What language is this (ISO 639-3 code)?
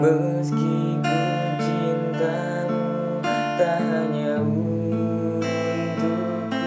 ind